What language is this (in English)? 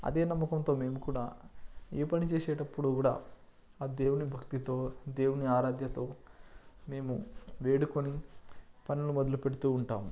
Telugu